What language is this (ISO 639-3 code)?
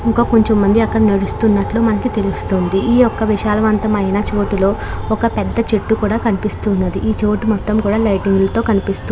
tel